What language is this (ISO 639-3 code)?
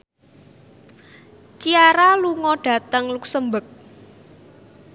jav